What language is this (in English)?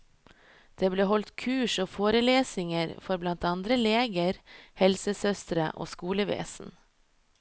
Norwegian